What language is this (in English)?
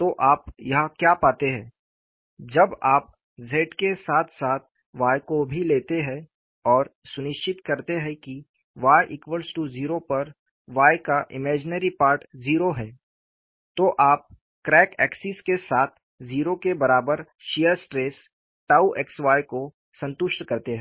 Hindi